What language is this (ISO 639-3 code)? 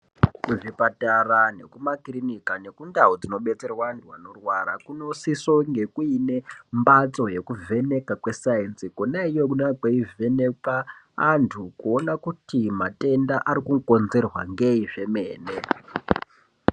ndc